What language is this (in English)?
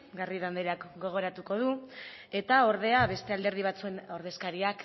Basque